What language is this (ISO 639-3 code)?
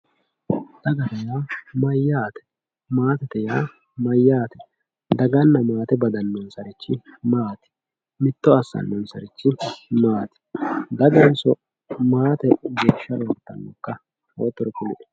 sid